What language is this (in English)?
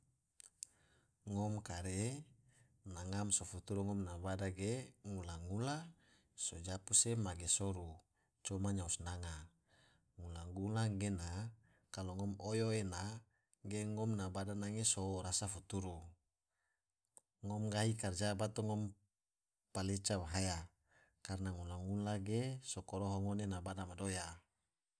Tidore